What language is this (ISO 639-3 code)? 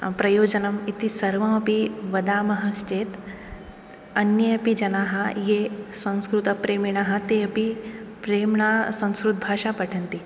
san